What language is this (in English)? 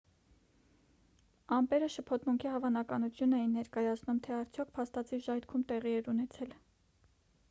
Armenian